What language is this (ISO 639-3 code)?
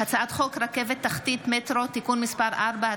heb